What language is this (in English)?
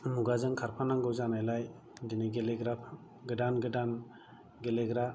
Bodo